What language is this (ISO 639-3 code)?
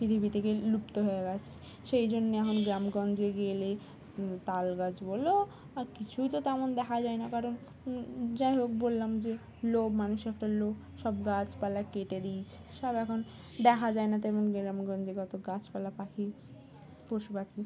ben